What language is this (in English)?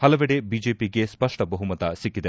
Kannada